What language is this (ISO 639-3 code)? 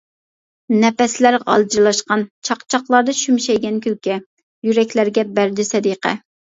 uig